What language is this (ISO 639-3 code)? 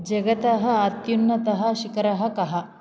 san